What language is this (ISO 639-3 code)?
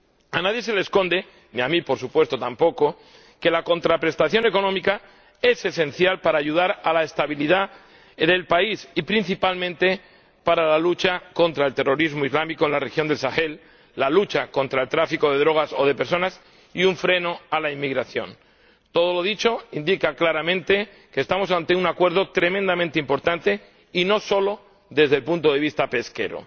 spa